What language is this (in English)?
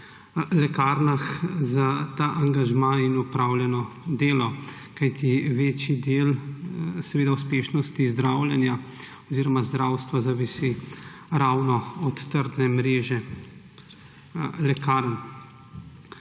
Slovenian